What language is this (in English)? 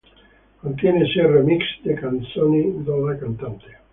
Italian